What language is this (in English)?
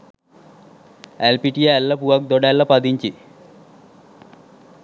Sinhala